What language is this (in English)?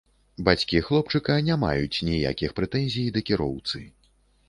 Belarusian